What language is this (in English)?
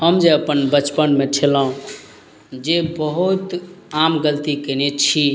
Maithili